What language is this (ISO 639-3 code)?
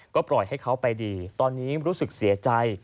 tha